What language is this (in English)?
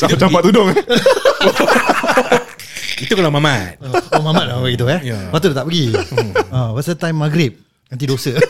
Malay